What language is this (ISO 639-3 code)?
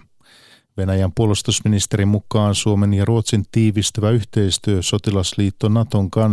fin